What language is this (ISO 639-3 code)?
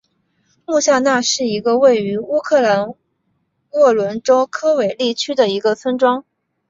zho